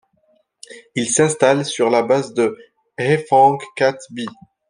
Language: French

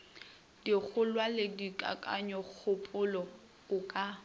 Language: Northern Sotho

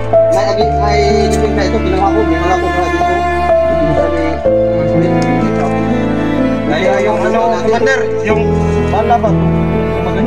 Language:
Filipino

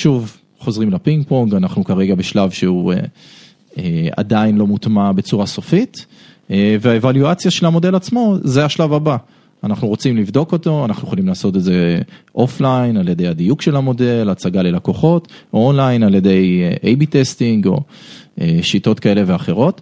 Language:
Hebrew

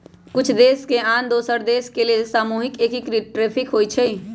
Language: Magahi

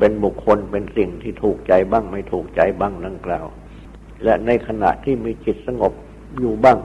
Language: Thai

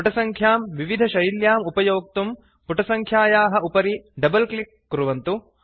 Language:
Sanskrit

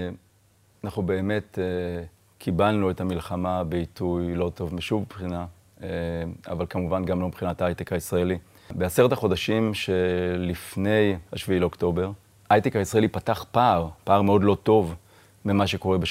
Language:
Hebrew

